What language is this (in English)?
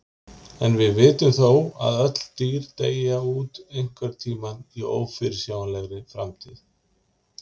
Icelandic